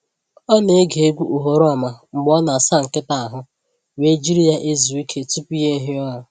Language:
Igbo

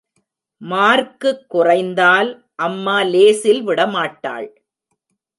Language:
Tamil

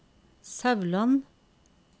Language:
Norwegian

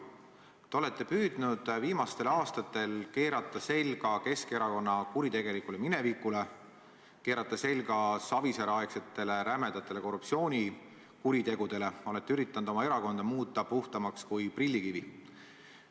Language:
Estonian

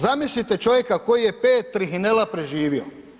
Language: Croatian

